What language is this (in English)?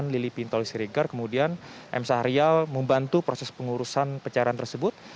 Indonesian